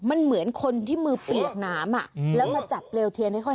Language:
Thai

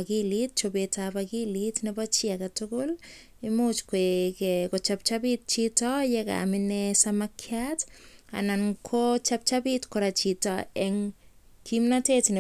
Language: Kalenjin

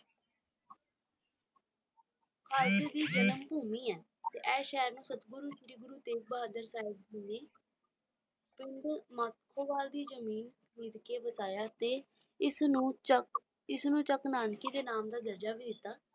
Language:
Punjabi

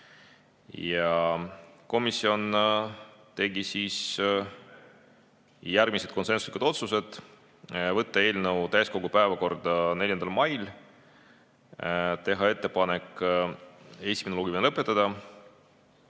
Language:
Estonian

